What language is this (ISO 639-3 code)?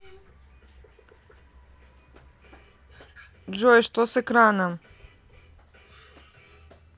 rus